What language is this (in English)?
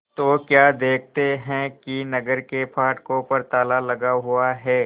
Hindi